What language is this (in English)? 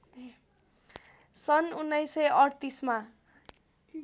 Nepali